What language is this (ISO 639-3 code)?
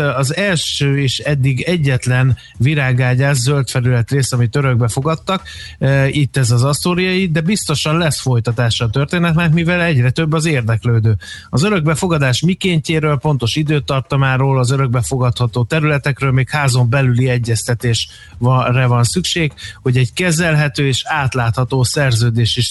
hun